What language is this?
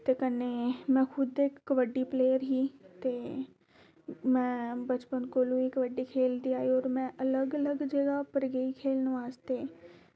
Dogri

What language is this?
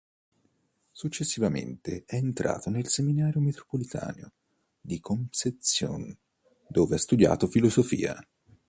Italian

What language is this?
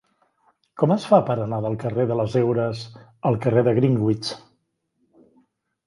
Catalan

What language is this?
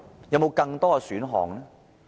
Cantonese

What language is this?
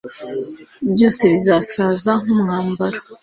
Kinyarwanda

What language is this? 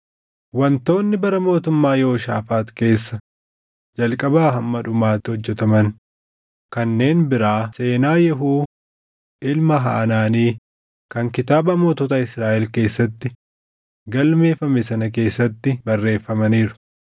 Oromo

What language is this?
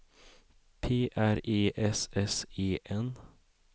Swedish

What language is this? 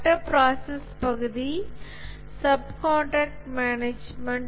Tamil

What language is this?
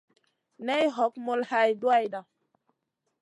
Masana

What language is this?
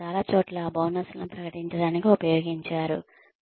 Telugu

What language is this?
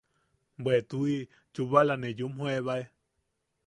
Yaqui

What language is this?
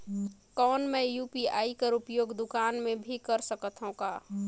Chhattisgarhi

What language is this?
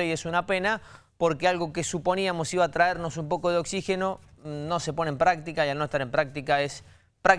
Spanish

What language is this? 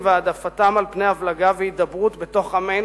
Hebrew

